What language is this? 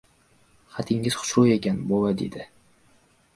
Uzbek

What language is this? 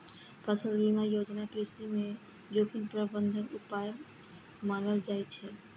Maithili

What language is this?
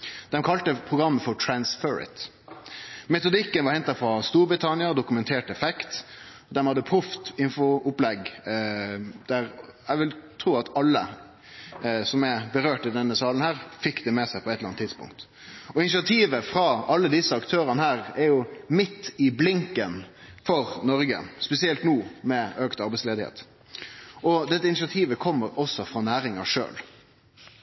Norwegian Nynorsk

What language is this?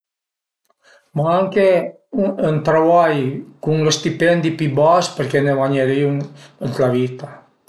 Piedmontese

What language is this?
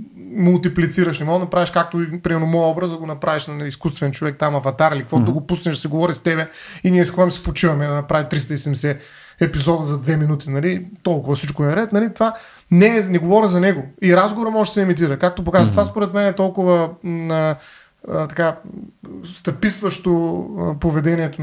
Bulgarian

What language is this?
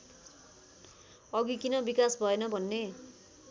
Nepali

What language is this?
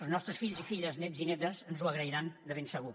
Catalan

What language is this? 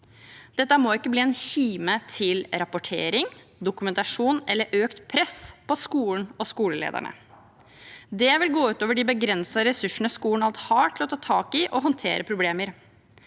Norwegian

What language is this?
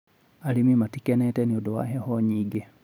Kikuyu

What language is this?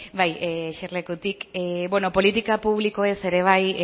Basque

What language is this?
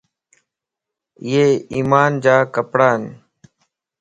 Lasi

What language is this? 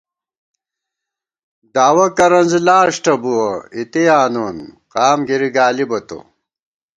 Gawar-Bati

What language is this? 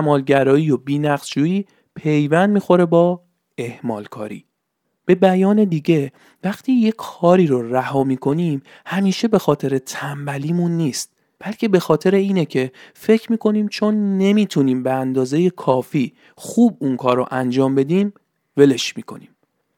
Persian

